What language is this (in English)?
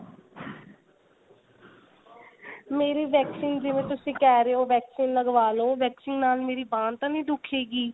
Punjabi